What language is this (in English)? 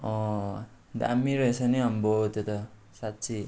Nepali